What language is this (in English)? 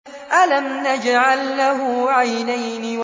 Arabic